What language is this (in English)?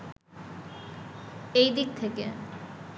Bangla